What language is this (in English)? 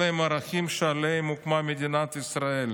Hebrew